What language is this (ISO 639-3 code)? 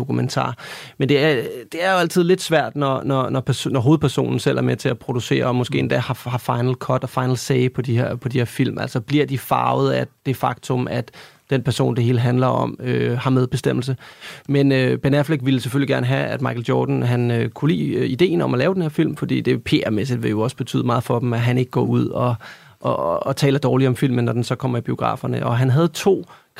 dan